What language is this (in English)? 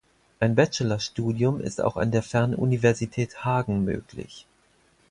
German